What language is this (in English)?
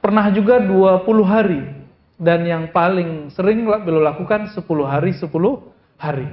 Indonesian